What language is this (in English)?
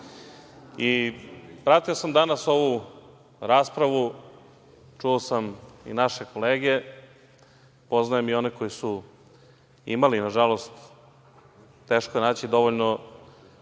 Serbian